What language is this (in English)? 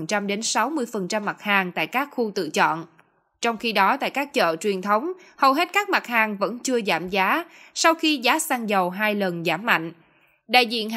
Vietnamese